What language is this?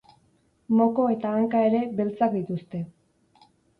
Basque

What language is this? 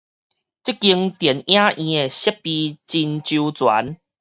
Min Nan Chinese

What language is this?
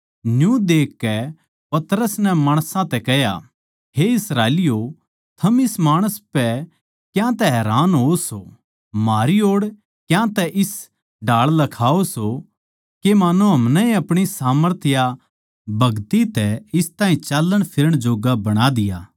Haryanvi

